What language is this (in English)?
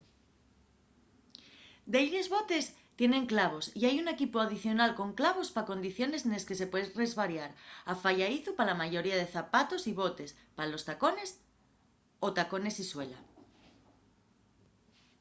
Asturian